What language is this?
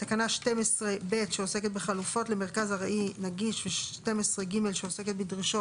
Hebrew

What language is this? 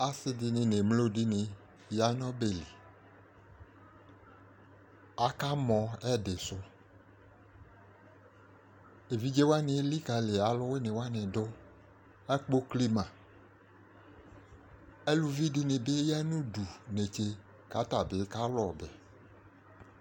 Ikposo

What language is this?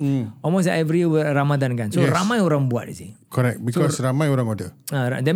Malay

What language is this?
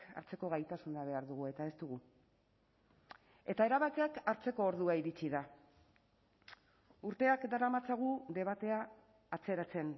Basque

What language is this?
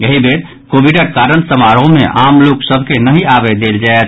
Maithili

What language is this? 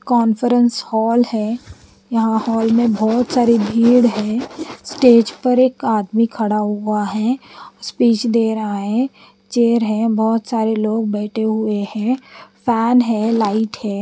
Hindi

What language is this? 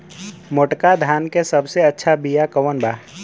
Bhojpuri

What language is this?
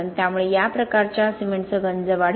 Marathi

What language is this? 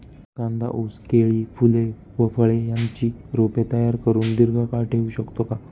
Marathi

